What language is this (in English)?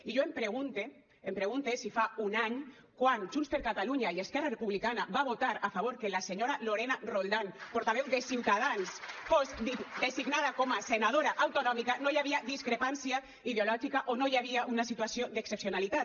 Catalan